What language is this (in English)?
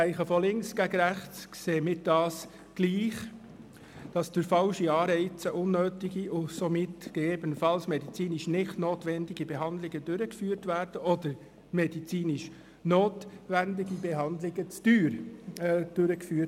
Swiss German